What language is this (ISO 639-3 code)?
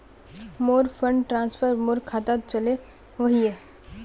mag